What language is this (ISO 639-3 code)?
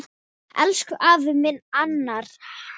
isl